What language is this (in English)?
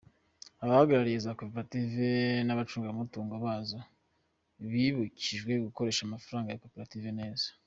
Kinyarwanda